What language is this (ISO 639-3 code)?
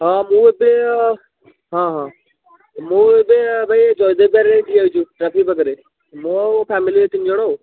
ori